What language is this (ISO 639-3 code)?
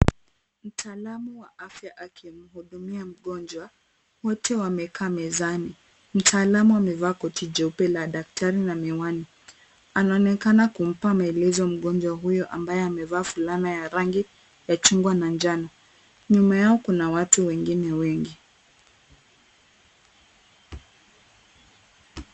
swa